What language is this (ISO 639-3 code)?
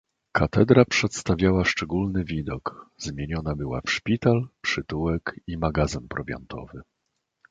pol